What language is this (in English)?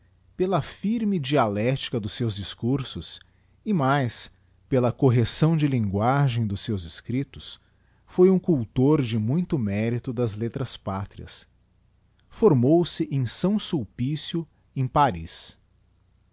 Portuguese